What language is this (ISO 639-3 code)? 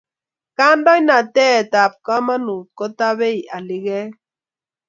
kln